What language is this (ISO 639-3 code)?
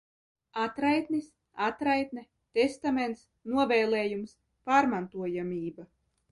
lav